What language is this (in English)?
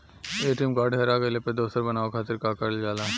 Bhojpuri